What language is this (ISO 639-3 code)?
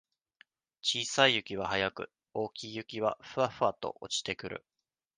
jpn